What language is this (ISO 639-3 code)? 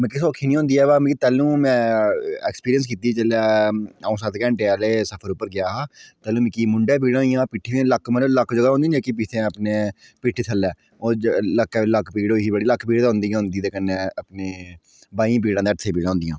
doi